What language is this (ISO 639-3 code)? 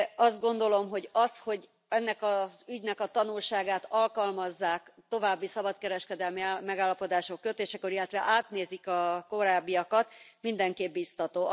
hun